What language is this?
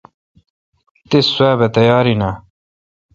Kalkoti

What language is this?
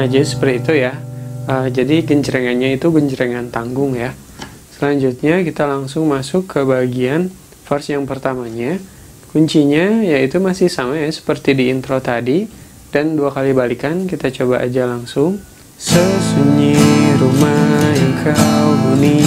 Indonesian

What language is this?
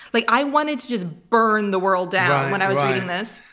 English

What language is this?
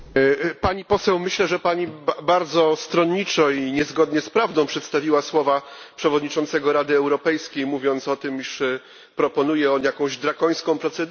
Polish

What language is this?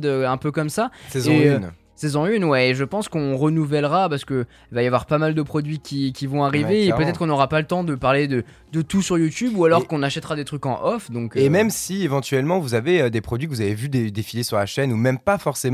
French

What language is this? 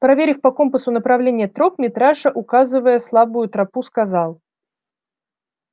Russian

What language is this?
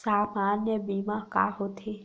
Chhattisgarhi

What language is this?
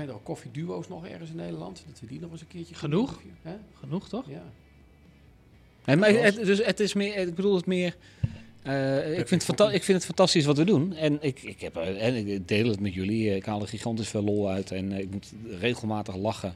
Dutch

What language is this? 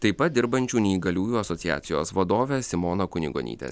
Lithuanian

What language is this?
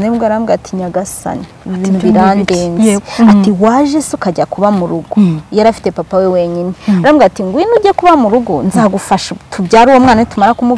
Romanian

